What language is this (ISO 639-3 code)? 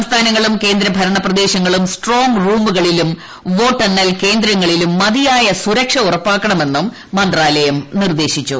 mal